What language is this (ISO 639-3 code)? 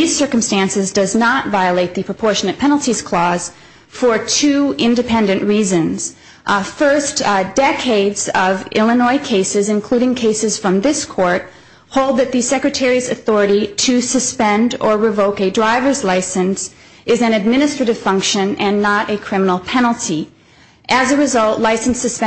eng